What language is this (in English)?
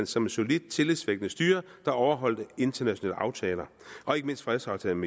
Danish